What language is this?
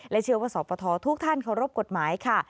Thai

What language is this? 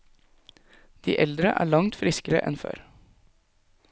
Norwegian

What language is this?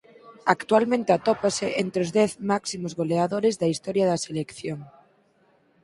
Galician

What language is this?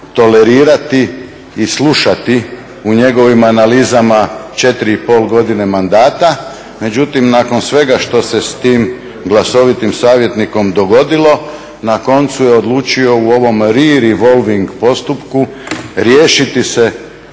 Croatian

